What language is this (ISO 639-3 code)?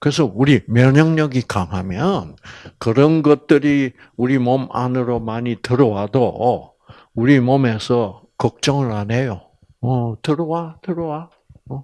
kor